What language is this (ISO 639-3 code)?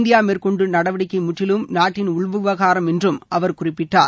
tam